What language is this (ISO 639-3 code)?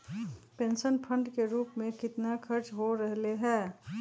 mag